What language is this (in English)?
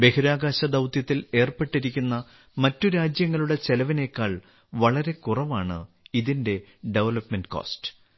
Malayalam